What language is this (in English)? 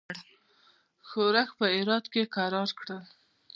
Pashto